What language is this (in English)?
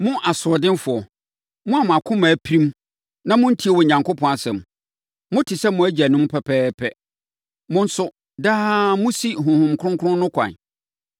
Akan